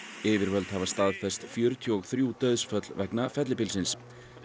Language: Icelandic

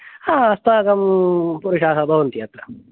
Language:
Sanskrit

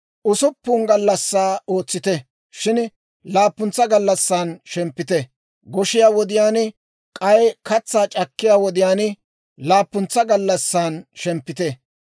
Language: Dawro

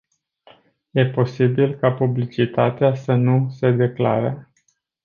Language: Romanian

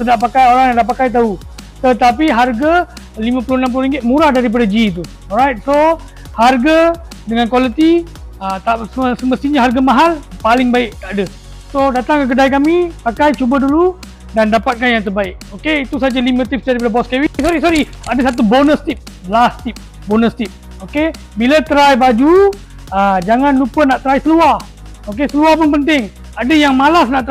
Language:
Malay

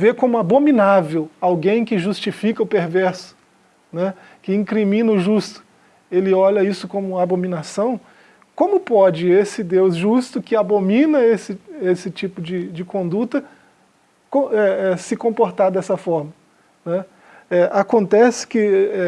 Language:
Portuguese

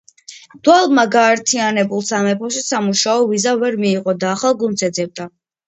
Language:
Georgian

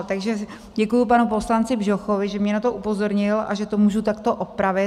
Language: Czech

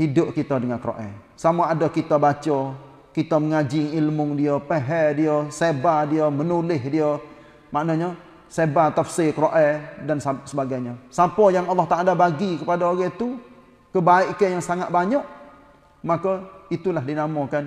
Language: Malay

